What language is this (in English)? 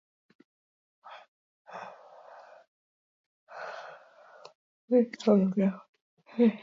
Basque